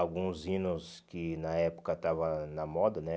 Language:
Portuguese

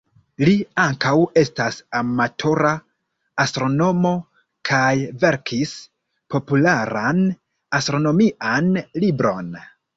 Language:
Esperanto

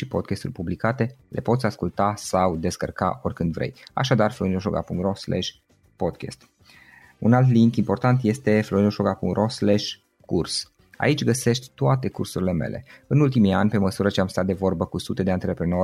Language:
Romanian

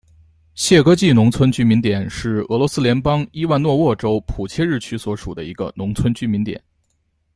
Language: Chinese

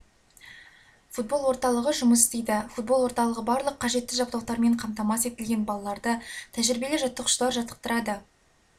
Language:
Kazakh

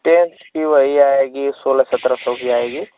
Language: Hindi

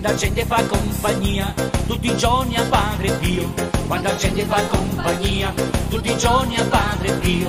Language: Italian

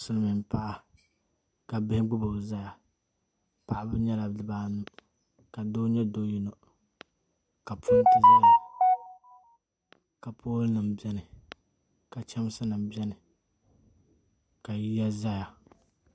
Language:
Dagbani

